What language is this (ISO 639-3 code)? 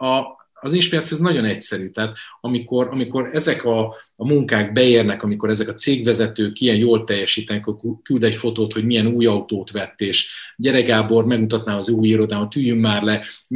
hun